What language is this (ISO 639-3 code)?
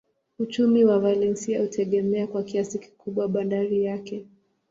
swa